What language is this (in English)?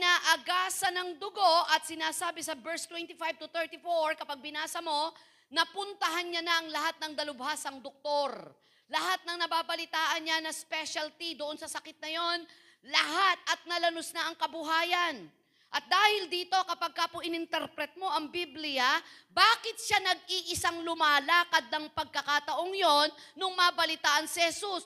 Filipino